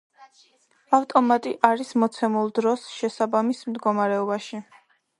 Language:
Georgian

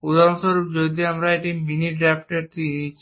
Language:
Bangla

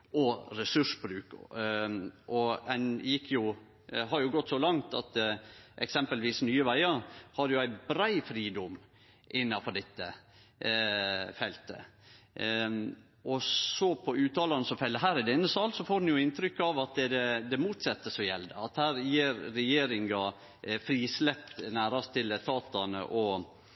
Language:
Norwegian Nynorsk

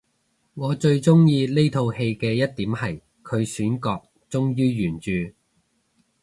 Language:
Cantonese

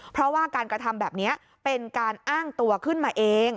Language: Thai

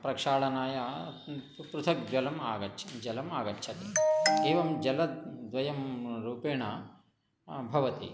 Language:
Sanskrit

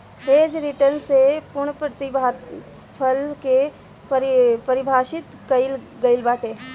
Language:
Bhojpuri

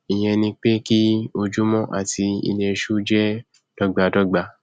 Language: Yoruba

